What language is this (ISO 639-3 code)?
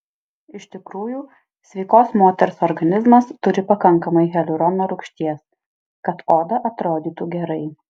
lit